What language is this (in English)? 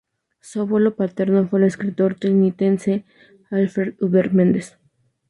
Spanish